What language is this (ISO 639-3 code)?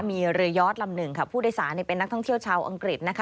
tha